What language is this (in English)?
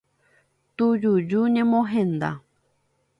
Guarani